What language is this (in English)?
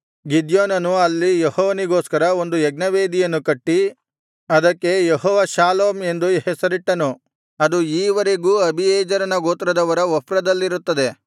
Kannada